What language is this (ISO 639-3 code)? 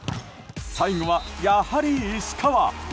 jpn